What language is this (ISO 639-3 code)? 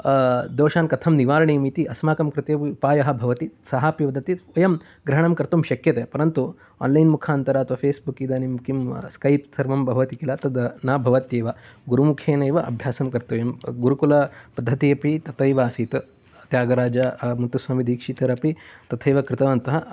san